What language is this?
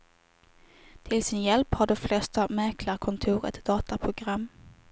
Swedish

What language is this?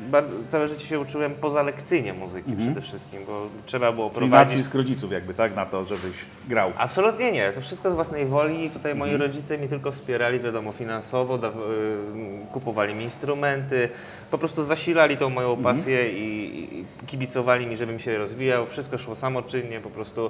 Polish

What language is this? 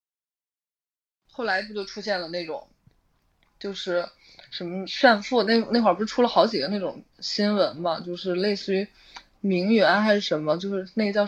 Chinese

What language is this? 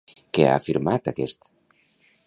Catalan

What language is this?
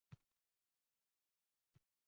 Uzbek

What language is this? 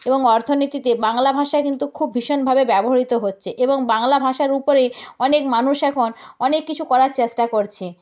Bangla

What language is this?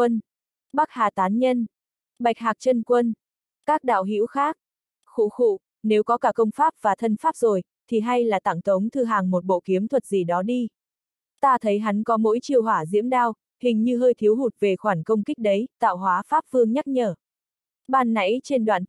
Vietnamese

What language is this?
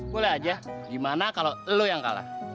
Indonesian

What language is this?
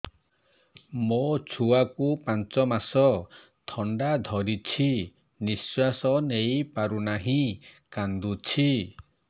Odia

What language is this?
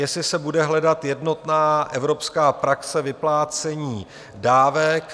Czech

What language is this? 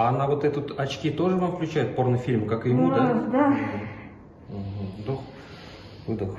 Russian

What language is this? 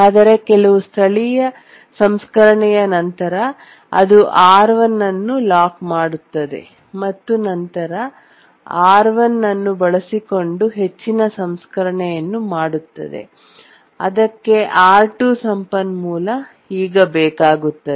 Kannada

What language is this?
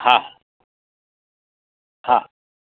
Gujarati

